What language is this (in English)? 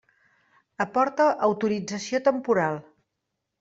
Catalan